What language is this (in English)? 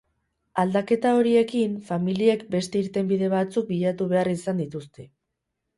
Basque